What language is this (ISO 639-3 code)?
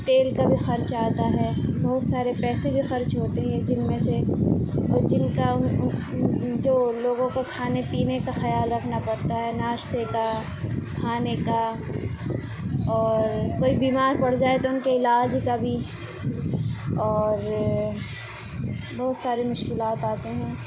urd